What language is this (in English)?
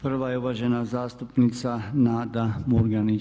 Croatian